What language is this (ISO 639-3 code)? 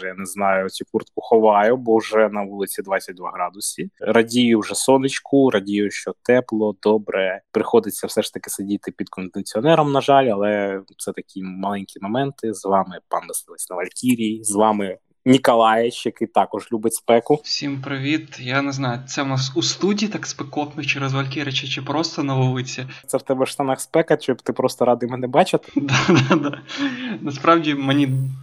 ukr